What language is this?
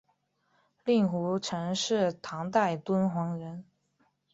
Chinese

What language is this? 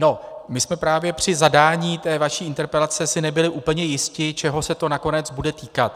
Czech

